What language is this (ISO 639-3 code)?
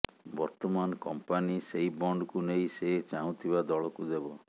ori